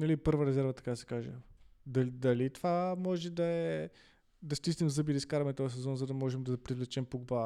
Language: Bulgarian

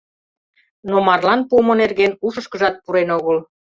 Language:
Mari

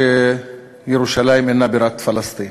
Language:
Hebrew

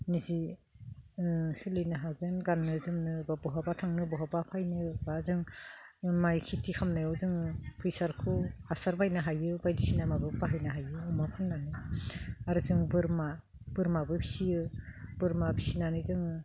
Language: Bodo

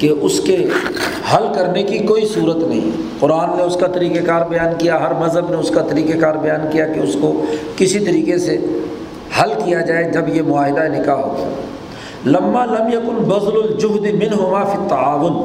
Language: Urdu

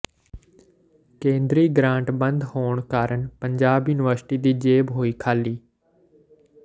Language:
Punjabi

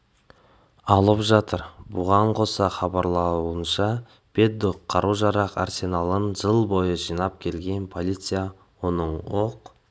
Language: Kazakh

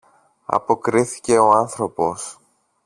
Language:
Greek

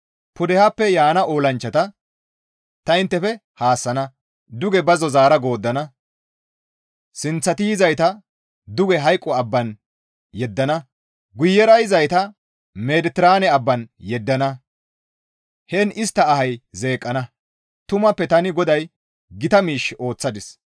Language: Gamo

